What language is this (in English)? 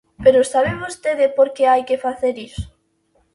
Galician